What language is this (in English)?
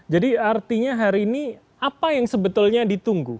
Indonesian